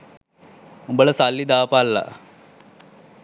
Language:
Sinhala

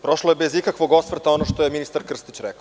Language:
Serbian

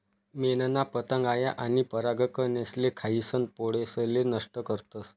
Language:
Marathi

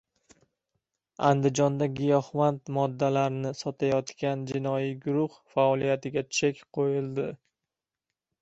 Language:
Uzbek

